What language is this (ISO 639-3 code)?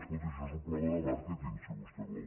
cat